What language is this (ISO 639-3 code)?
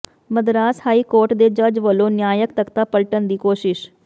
pan